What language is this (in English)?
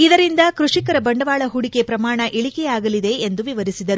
Kannada